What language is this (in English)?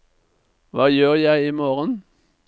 Norwegian